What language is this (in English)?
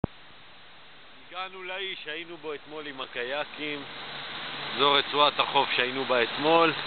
Hebrew